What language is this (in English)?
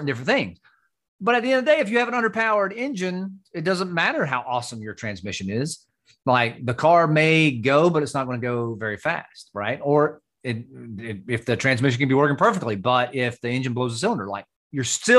English